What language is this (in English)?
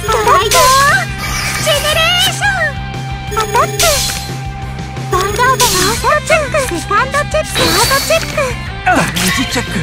Japanese